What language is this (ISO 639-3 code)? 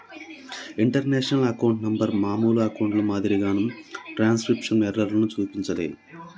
tel